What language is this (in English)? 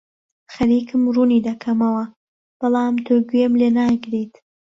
Central Kurdish